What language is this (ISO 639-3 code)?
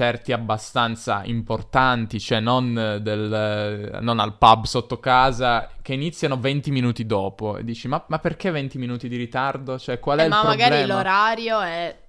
ita